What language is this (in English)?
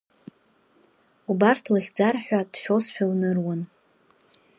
Abkhazian